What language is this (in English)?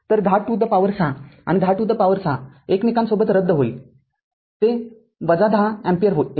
Marathi